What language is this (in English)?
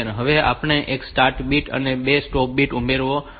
Gujarati